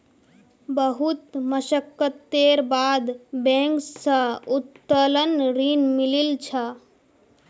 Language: Magahi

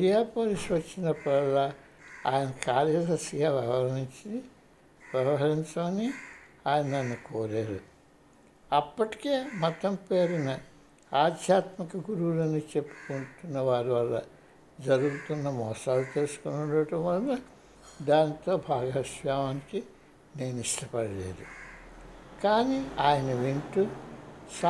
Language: Telugu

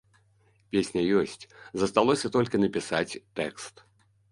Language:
Belarusian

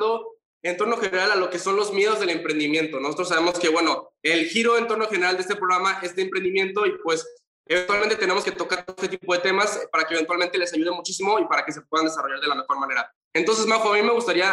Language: Spanish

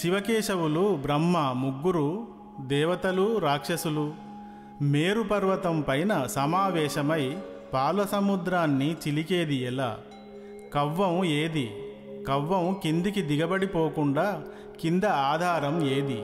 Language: Telugu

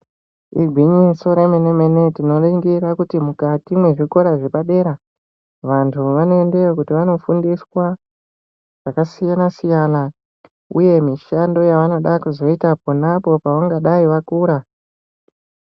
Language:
Ndau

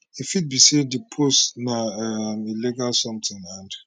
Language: Nigerian Pidgin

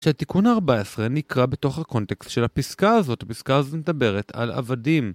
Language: Hebrew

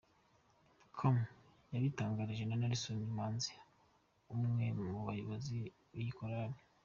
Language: Kinyarwanda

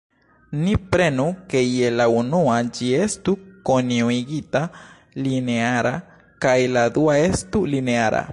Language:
Esperanto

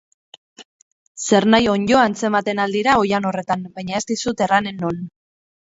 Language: Basque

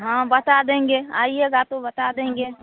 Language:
Hindi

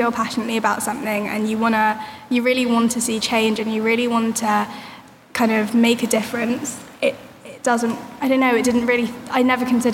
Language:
English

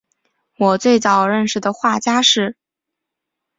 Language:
Chinese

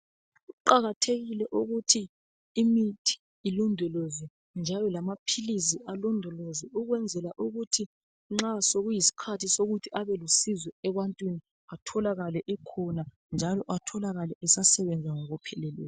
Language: North Ndebele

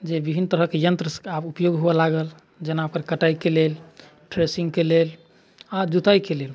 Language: Maithili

